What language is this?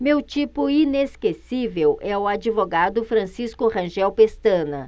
Portuguese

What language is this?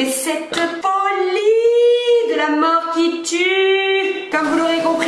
French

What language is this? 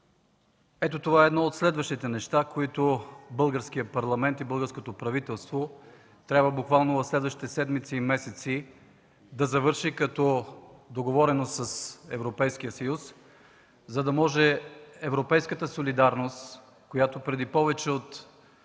Bulgarian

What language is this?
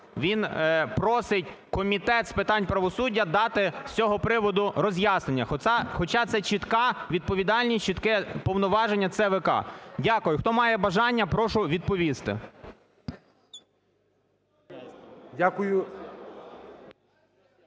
Ukrainian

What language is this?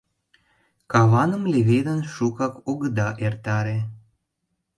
Mari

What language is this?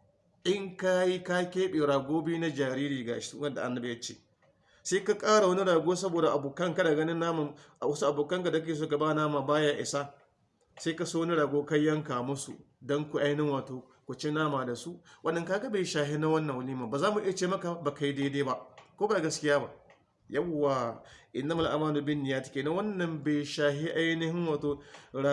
Hausa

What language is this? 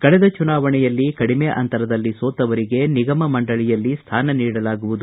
Kannada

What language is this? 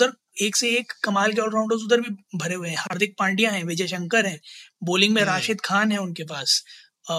Hindi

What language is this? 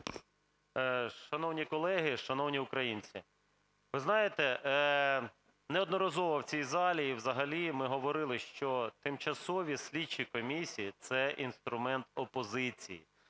Ukrainian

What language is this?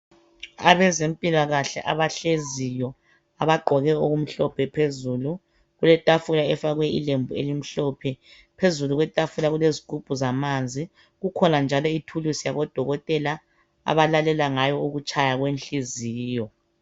North Ndebele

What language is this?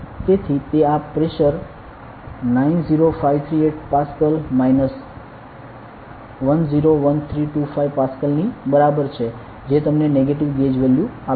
Gujarati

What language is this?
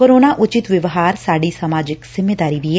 Punjabi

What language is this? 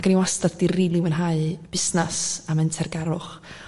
Welsh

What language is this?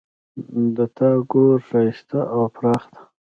Pashto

